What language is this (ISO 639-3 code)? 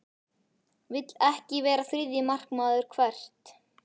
isl